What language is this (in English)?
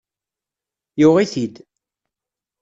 Kabyle